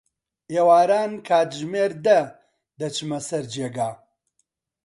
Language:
Central Kurdish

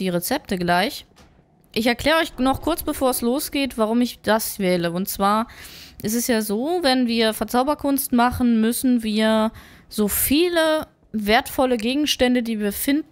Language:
German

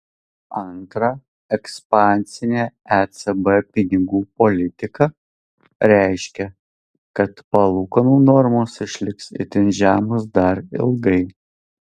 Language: Lithuanian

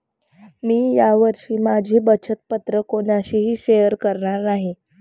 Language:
Marathi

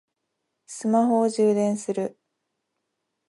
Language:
Japanese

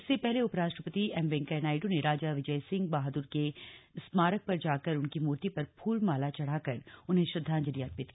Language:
Hindi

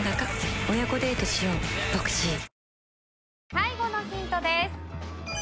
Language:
Japanese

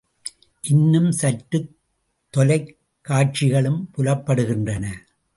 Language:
Tamil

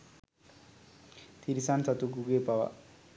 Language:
Sinhala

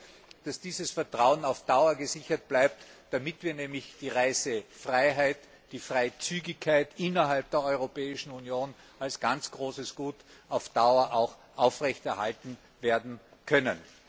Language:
German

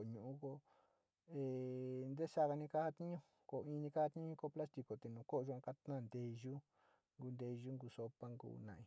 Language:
Sinicahua Mixtec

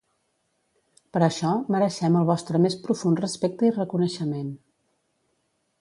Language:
Catalan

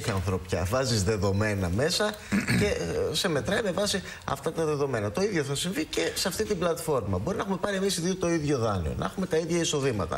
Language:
Greek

